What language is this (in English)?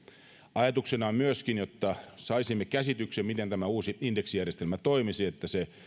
Finnish